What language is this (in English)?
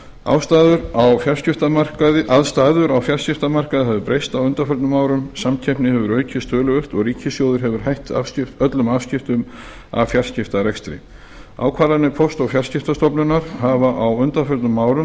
Icelandic